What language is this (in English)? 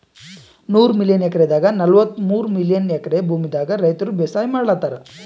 Kannada